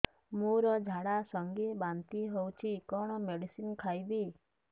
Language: Odia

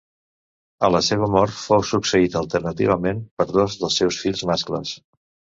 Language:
Catalan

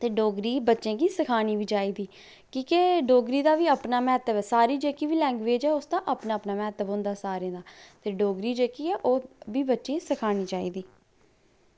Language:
Dogri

